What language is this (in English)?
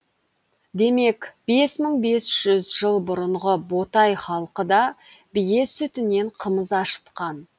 Kazakh